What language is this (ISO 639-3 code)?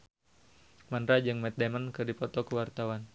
sun